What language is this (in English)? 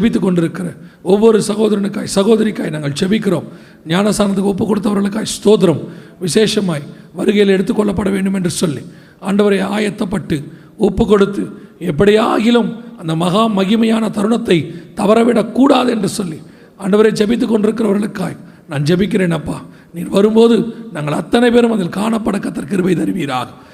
Tamil